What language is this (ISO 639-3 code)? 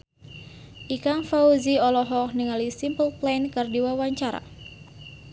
sun